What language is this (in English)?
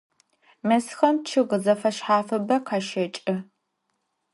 Adyghe